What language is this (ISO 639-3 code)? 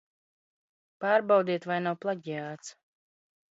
lav